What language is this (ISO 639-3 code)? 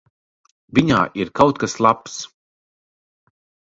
lav